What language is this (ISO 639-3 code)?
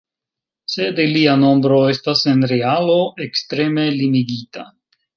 epo